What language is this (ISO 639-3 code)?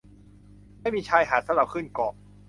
tha